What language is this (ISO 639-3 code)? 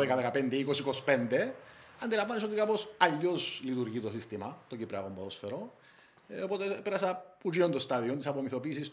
ell